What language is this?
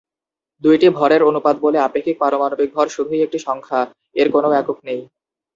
Bangla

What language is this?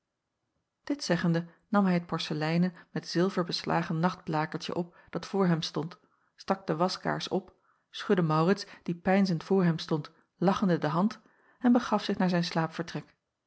Dutch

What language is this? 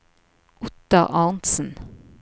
Norwegian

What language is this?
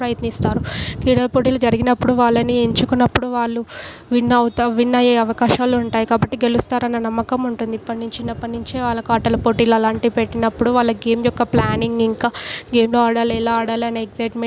Telugu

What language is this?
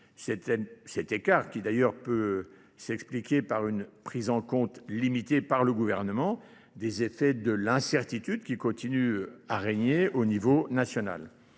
French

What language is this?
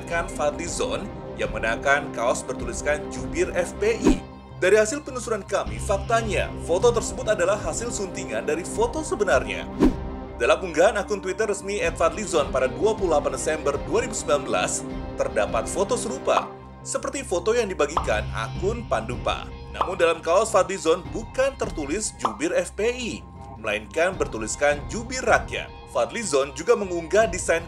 Indonesian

